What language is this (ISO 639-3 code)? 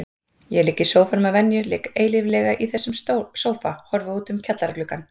isl